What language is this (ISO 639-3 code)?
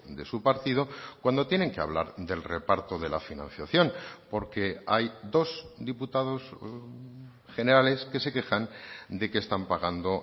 spa